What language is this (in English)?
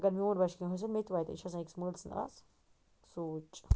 Kashmiri